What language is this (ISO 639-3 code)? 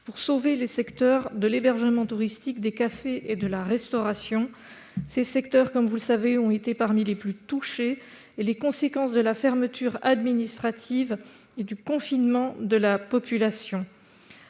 fra